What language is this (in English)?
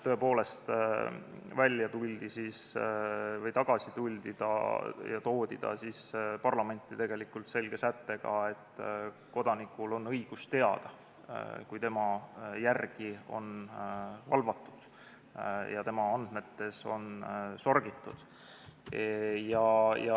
Estonian